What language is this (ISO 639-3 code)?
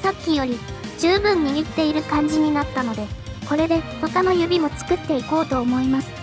jpn